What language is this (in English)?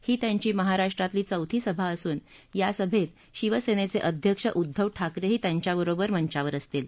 Marathi